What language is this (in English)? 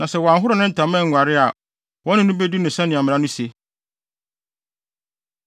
Akan